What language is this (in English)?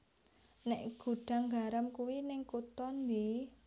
Javanese